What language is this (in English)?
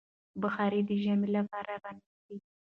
Pashto